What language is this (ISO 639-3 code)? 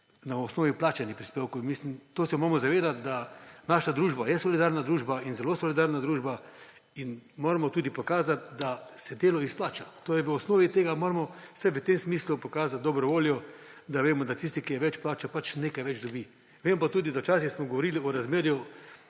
slv